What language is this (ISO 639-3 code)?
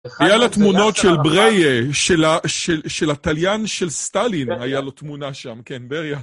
heb